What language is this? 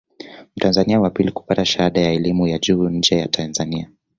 Swahili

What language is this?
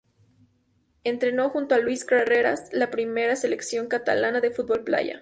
Spanish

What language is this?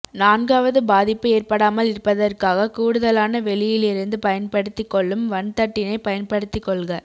Tamil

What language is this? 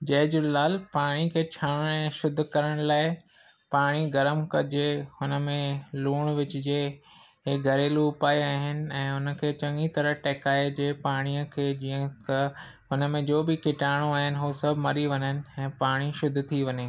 Sindhi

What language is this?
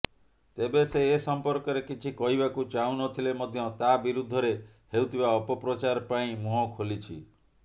Odia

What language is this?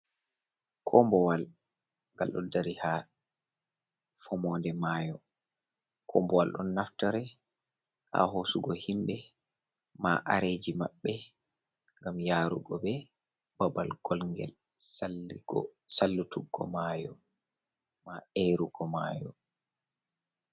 Fula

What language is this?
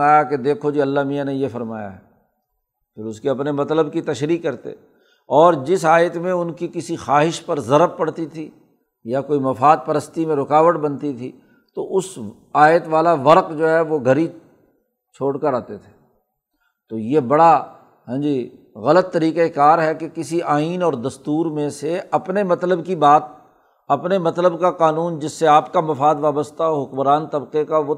Urdu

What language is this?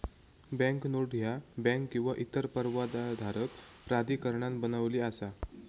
Marathi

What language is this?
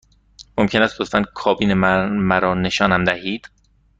Persian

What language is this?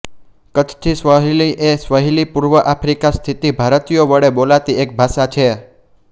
Gujarati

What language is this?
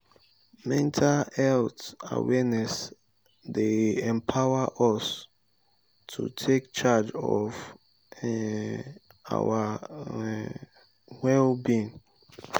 Nigerian Pidgin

